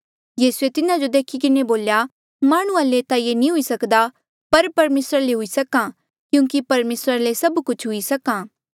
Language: Mandeali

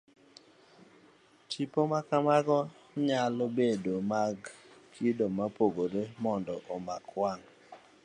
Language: Luo (Kenya and Tanzania)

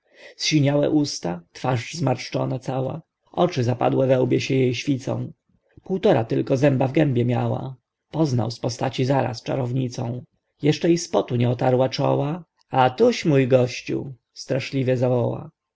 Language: Polish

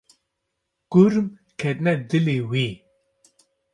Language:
Kurdish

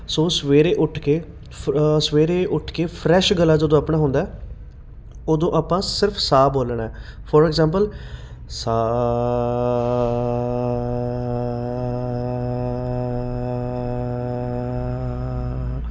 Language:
Punjabi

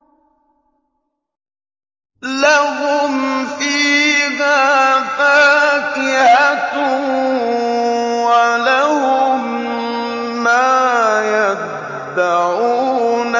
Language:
Arabic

